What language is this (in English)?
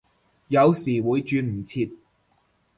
Cantonese